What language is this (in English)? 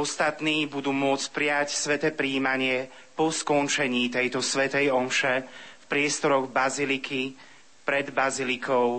Slovak